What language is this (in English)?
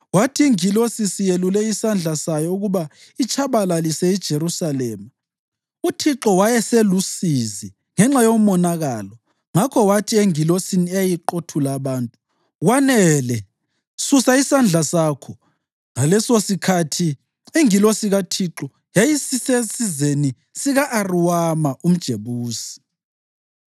North Ndebele